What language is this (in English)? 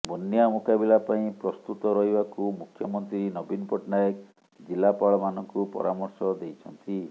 Odia